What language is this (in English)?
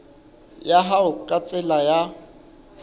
Southern Sotho